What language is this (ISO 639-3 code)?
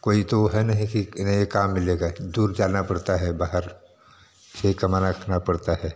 hin